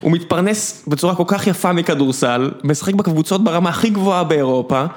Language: Hebrew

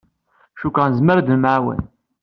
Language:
Kabyle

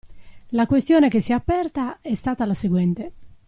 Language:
Italian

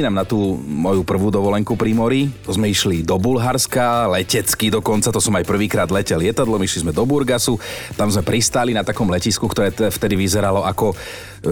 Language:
Slovak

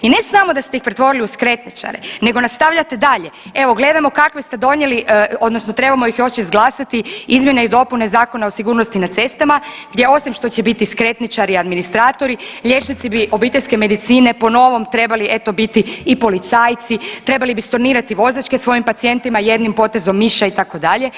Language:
Croatian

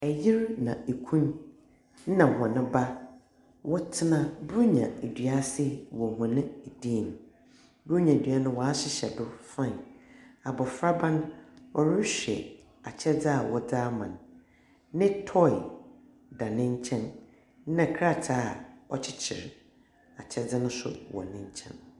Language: Akan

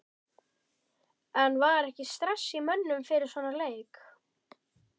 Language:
Icelandic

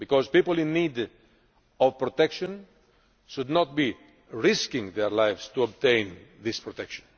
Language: English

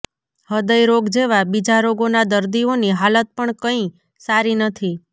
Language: Gujarati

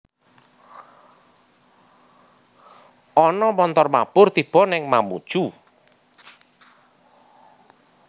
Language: Javanese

